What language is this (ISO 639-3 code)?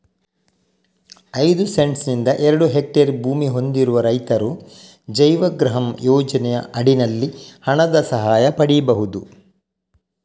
kan